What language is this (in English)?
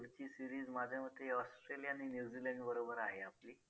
Marathi